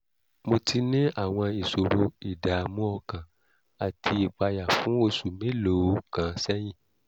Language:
Yoruba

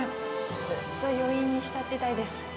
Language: Japanese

